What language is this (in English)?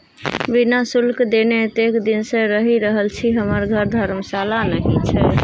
Maithili